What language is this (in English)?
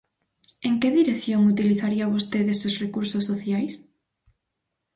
Galician